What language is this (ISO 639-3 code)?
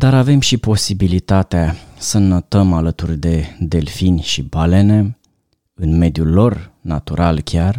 ron